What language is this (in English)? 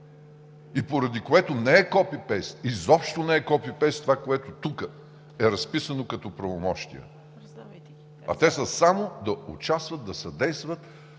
Bulgarian